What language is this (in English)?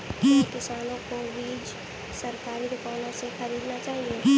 Hindi